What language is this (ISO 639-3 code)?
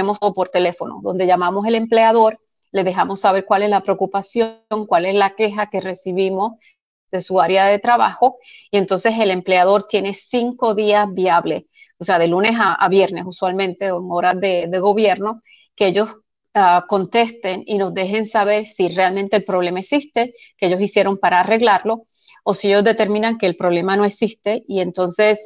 spa